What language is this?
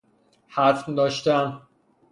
Persian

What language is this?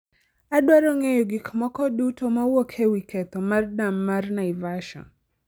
Luo (Kenya and Tanzania)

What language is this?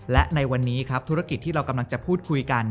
Thai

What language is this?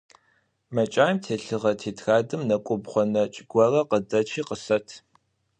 Adyghe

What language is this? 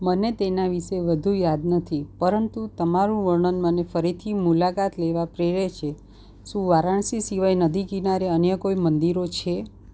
Gujarati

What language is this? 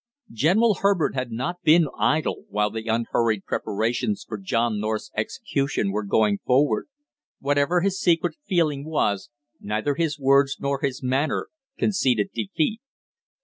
English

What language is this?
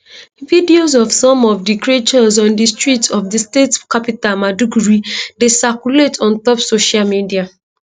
Nigerian Pidgin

